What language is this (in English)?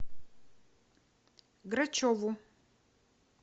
Russian